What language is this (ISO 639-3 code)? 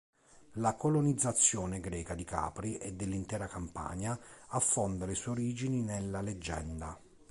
ita